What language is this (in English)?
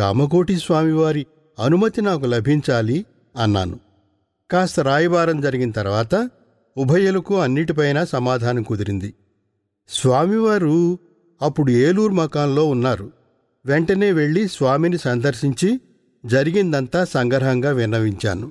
Telugu